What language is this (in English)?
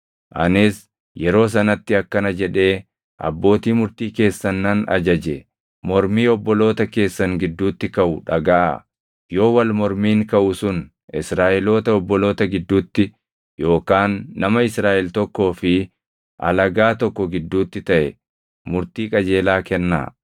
Oromo